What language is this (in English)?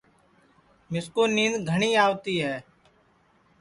Sansi